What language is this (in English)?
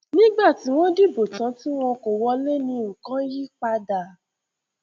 Yoruba